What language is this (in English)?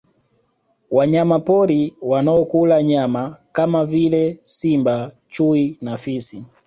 Swahili